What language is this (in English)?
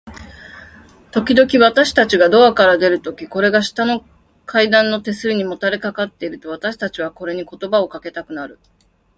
Japanese